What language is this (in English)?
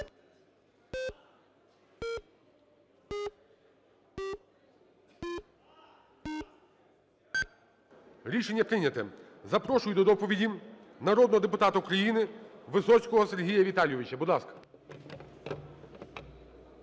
Ukrainian